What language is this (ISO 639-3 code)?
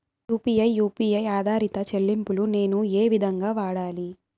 tel